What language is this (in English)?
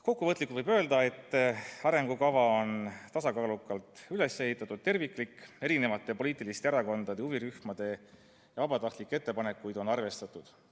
Estonian